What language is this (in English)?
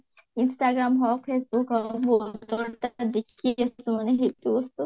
Assamese